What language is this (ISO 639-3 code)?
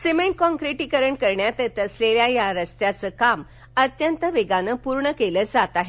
mar